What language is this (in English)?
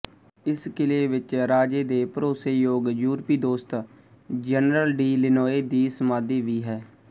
Punjabi